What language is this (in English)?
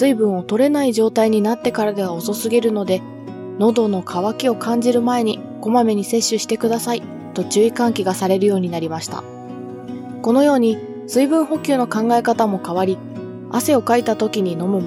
Japanese